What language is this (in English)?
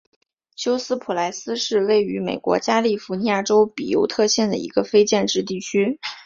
Chinese